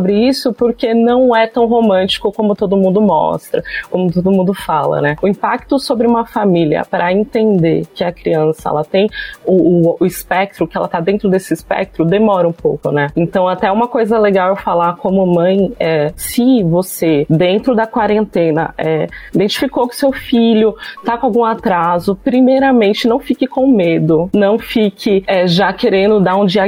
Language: Portuguese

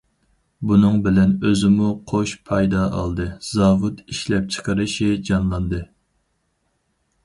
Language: Uyghur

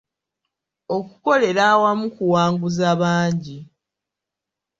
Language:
Ganda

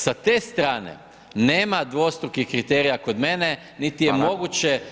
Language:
Croatian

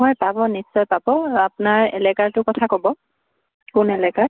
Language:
Assamese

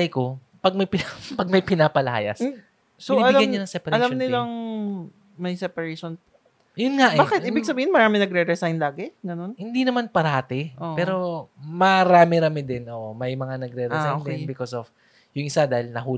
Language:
Filipino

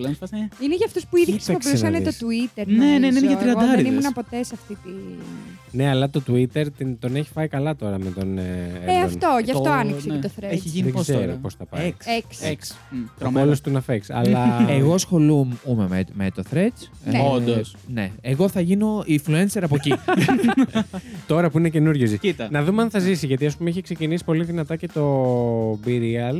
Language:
Greek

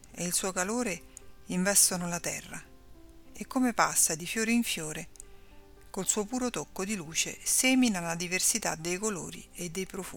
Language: Italian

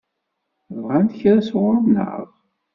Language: Kabyle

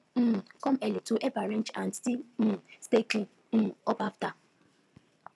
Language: Nigerian Pidgin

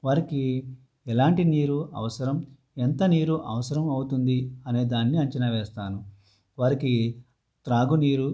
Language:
Telugu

